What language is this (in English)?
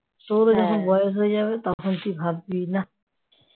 Bangla